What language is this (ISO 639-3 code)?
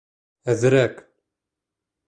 bak